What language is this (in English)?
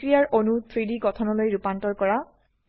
Assamese